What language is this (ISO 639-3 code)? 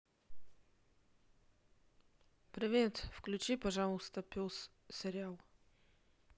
rus